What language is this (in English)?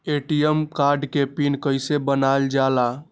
Magahi